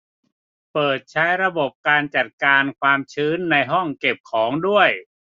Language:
Thai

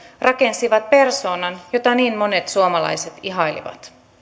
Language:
Finnish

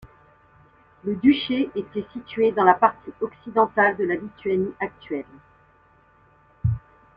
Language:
French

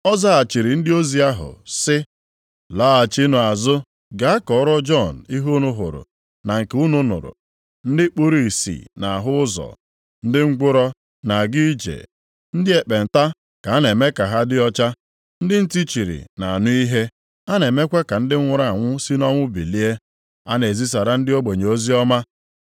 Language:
Igbo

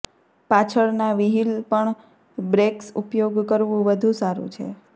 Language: Gujarati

